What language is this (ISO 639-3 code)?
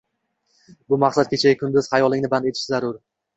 uzb